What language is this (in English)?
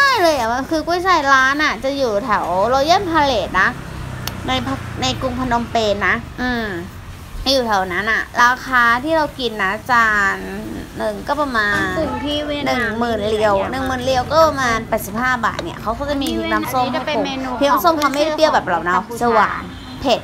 Thai